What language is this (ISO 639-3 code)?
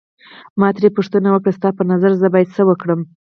pus